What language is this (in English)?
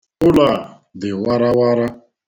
Igbo